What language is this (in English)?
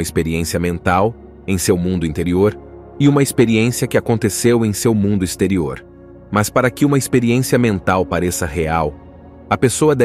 Portuguese